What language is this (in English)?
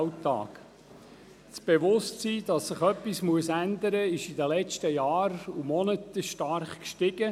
Swiss German